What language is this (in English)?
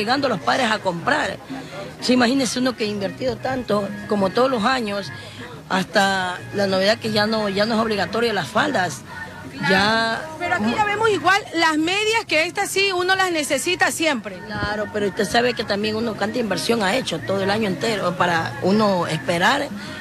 Spanish